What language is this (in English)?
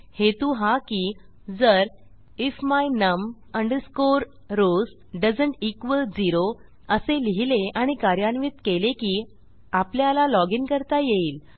Marathi